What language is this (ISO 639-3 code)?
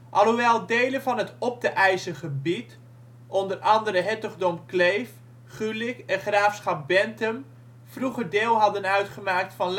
nld